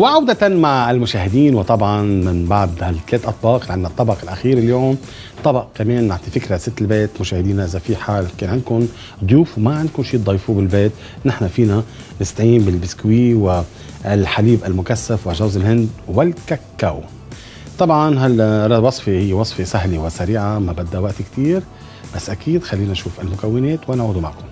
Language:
Arabic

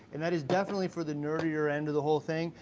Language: English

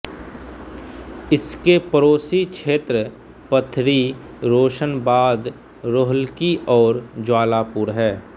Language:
Hindi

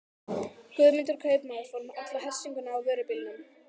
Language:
Icelandic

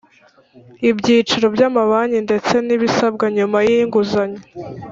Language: Kinyarwanda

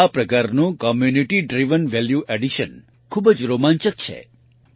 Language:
Gujarati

